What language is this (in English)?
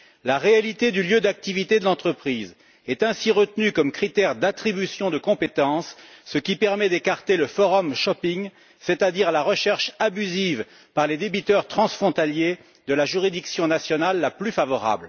French